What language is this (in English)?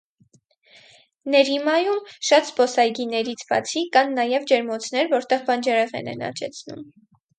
Armenian